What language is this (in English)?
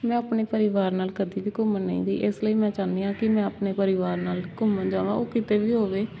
Punjabi